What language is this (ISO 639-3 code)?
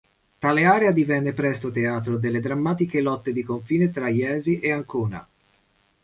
ita